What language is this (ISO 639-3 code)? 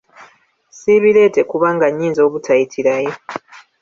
lug